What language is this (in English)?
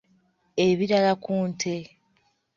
Ganda